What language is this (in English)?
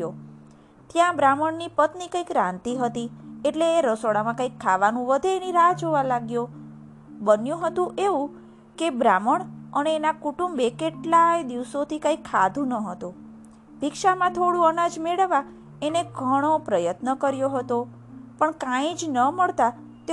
Gujarati